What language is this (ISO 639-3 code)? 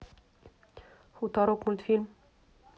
rus